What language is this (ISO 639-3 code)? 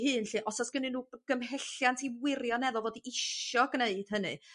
cym